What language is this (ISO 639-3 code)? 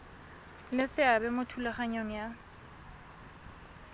tsn